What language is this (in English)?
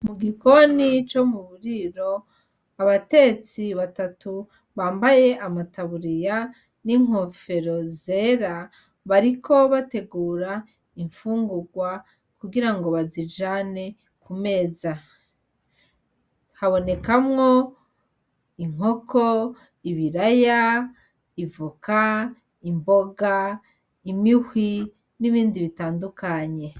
Rundi